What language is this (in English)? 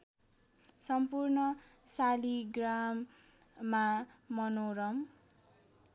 Nepali